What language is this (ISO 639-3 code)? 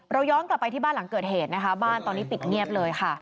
tha